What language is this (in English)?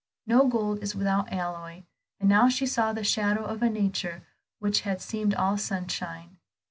English